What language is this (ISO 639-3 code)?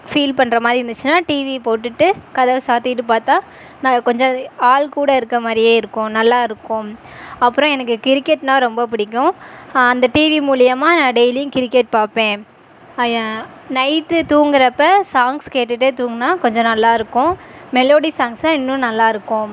tam